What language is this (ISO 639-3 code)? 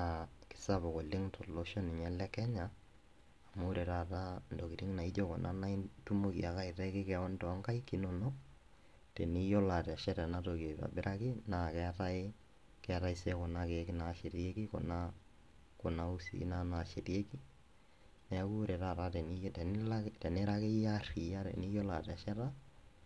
mas